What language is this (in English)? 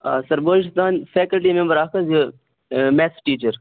Kashmiri